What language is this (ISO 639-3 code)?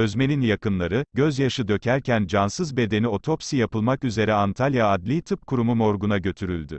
tur